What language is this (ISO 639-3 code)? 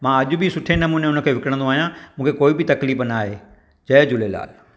snd